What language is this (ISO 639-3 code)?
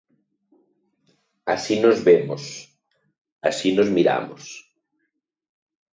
glg